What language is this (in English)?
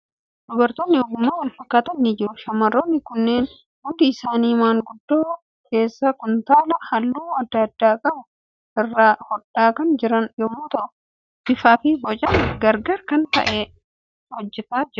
Oromo